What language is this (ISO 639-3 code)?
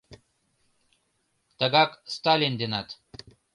chm